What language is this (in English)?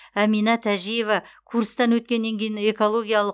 Kazakh